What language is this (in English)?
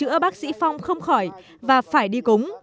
Vietnamese